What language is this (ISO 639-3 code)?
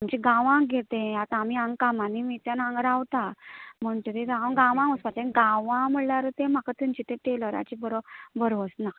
kok